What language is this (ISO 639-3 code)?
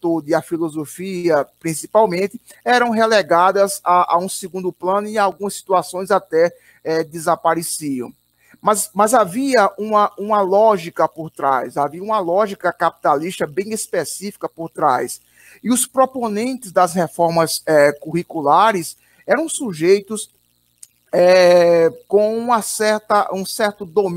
por